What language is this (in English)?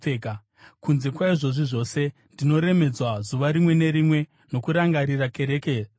Shona